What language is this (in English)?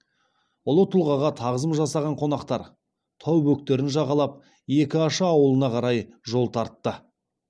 Kazakh